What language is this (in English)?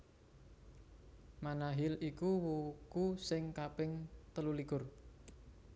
Javanese